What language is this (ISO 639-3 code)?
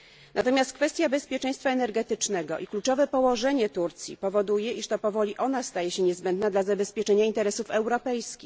pol